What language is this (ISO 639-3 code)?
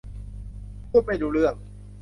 tha